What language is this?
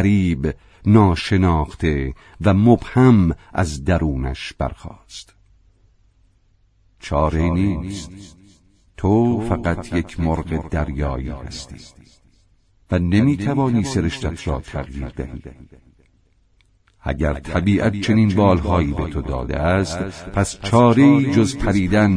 Persian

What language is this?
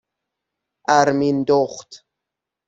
Persian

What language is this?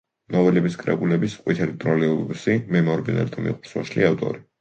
Georgian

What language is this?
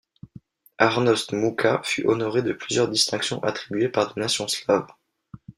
French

